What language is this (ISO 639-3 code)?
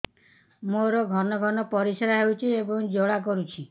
ori